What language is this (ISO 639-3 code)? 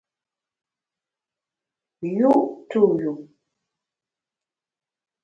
bax